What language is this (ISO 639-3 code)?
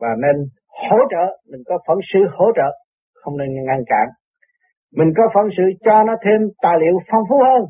vie